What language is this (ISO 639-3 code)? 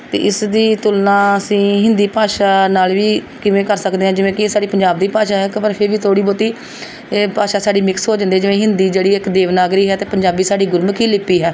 pan